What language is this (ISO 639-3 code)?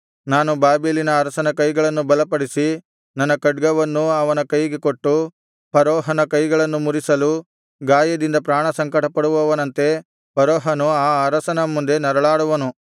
kan